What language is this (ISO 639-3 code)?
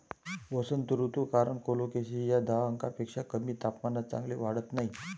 mar